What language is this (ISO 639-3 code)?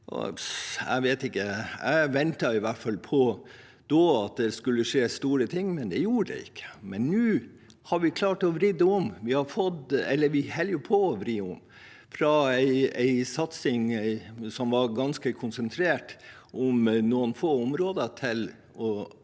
nor